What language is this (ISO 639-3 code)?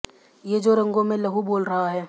hin